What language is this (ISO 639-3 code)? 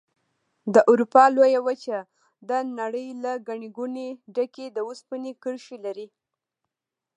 pus